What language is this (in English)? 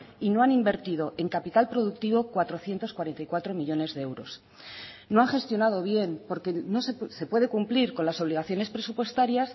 Spanish